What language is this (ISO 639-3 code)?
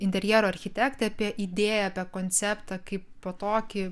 lit